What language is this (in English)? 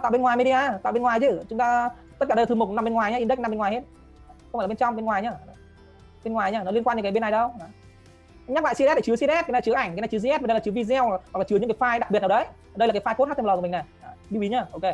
Vietnamese